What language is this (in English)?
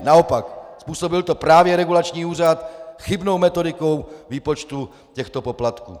Czech